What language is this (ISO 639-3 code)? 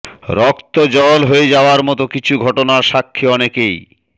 ben